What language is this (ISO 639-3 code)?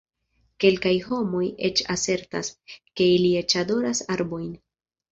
epo